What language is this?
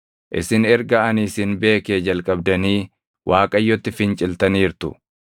Oromo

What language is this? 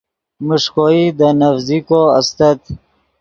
Yidgha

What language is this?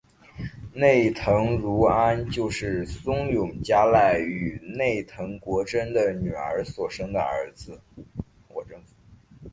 Chinese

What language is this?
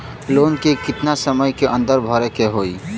Bhojpuri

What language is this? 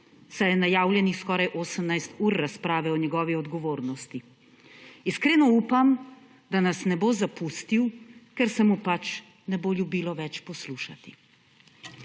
Slovenian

